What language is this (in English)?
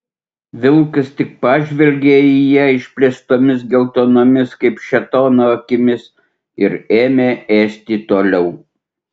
Lithuanian